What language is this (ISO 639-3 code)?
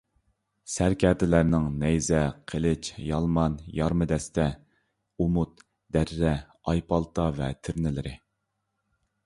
uig